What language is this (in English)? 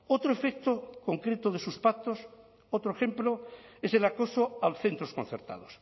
Spanish